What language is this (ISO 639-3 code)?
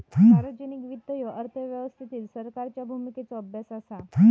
mar